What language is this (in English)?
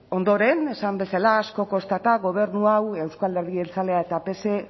Basque